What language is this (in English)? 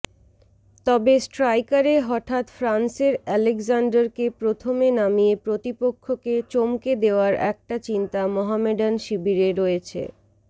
Bangla